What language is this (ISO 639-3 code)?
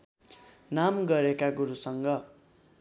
nep